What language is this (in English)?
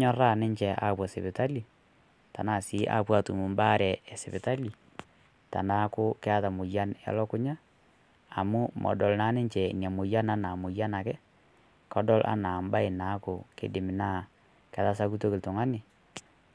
Masai